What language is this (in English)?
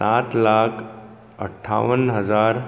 Konkani